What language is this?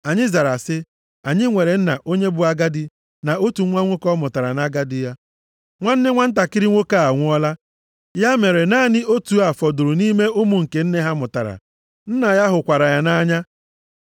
Igbo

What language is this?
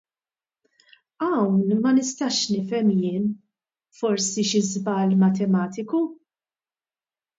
Maltese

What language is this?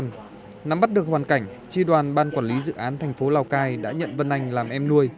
Vietnamese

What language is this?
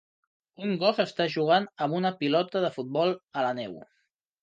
Catalan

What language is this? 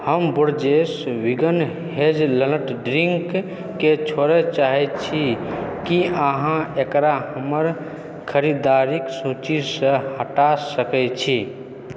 Maithili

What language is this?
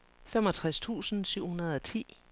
Danish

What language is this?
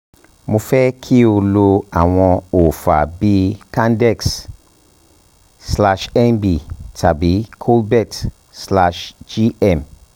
Yoruba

